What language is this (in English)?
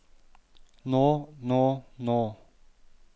Norwegian